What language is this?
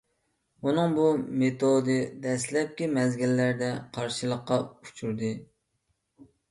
Uyghur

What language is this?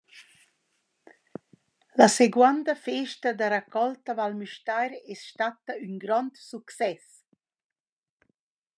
Romansh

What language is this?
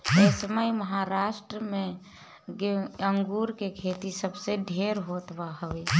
Bhojpuri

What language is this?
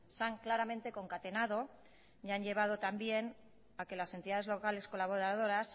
Spanish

